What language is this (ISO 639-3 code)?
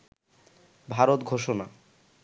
ben